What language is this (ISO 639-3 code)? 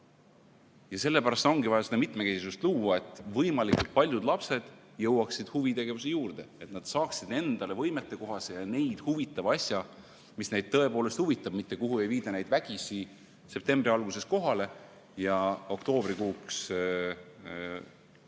est